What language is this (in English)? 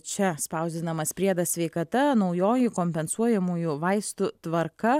Lithuanian